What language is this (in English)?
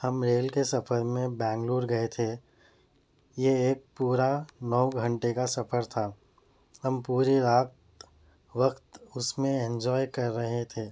Urdu